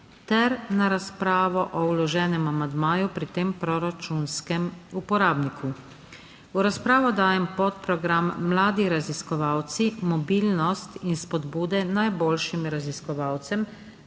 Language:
Slovenian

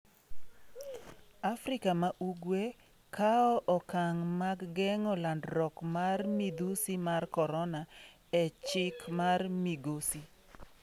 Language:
Luo (Kenya and Tanzania)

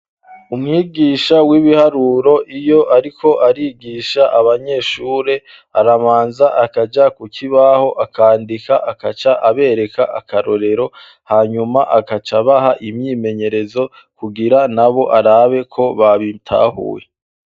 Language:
Rundi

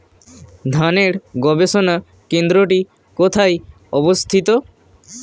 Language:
Bangla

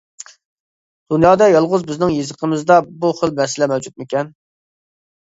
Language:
Uyghur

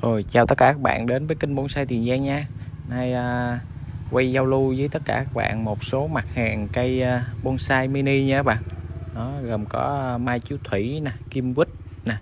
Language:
Vietnamese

